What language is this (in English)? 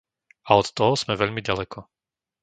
Slovak